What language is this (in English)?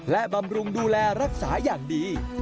Thai